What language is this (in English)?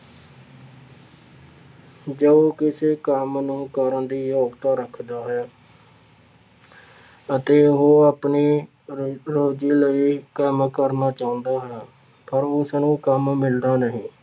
Punjabi